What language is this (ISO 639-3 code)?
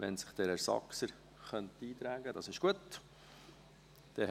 gsw